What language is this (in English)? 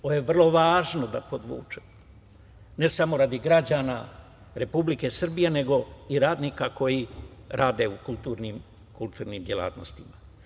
Serbian